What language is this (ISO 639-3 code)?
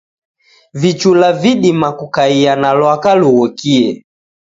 dav